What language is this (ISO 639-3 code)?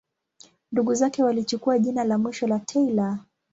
swa